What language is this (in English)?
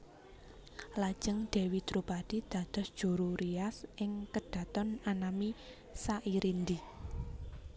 Javanese